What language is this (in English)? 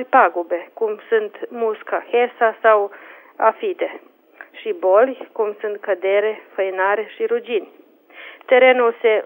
Romanian